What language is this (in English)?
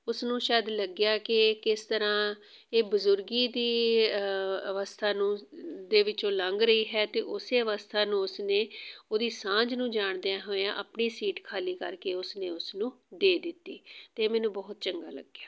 Punjabi